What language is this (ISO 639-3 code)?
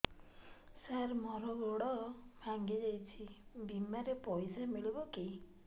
ori